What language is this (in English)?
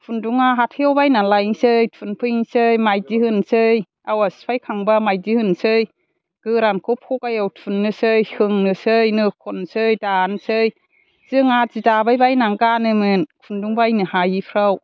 Bodo